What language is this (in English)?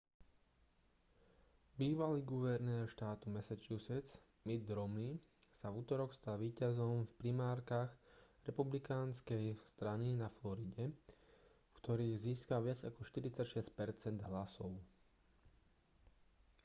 Slovak